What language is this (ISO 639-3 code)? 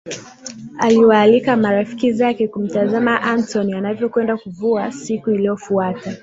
swa